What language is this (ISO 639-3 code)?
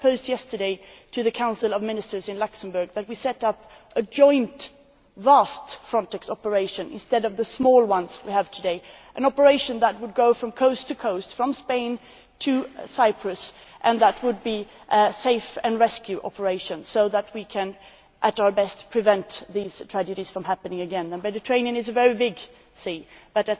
eng